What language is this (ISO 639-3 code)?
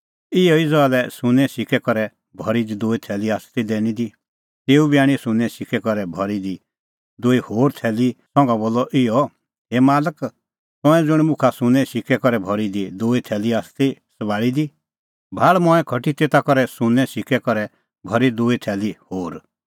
kfx